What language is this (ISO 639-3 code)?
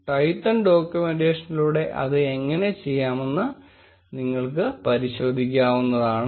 mal